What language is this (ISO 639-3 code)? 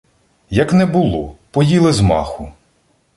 ukr